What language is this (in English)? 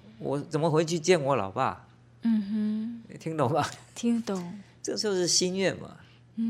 Chinese